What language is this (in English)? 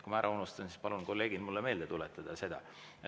Estonian